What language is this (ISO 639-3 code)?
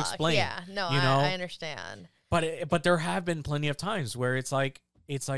eng